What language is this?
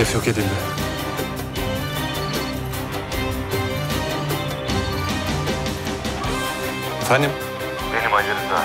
Turkish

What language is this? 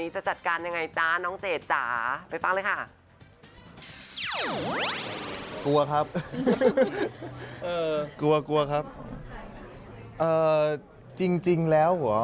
Thai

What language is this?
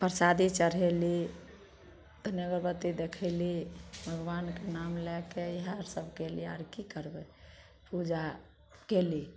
Maithili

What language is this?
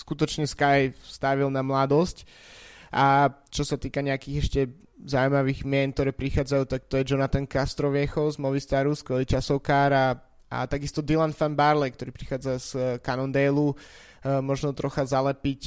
Slovak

